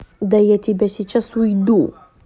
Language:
Russian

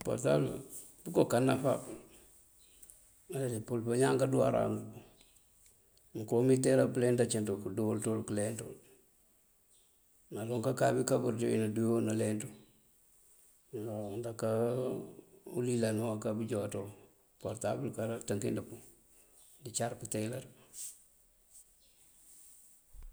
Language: Mandjak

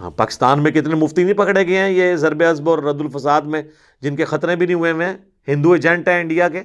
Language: Urdu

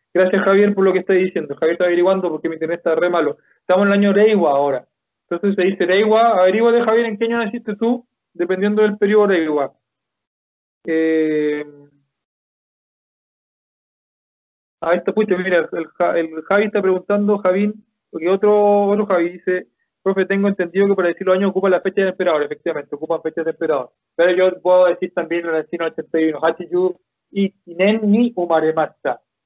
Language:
Spanish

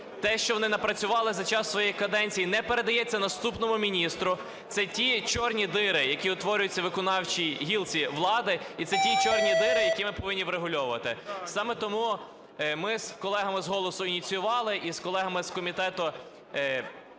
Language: Ukrainian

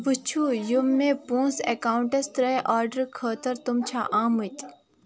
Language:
Kashmiri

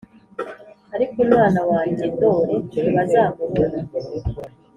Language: Kinyarwanda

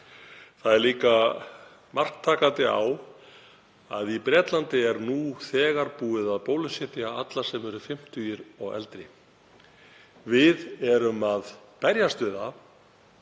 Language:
Icelandic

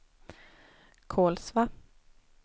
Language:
Swedish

